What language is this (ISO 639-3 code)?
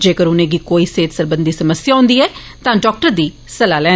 doi